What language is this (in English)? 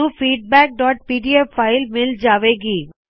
Punjabi